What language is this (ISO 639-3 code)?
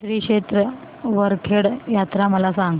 mar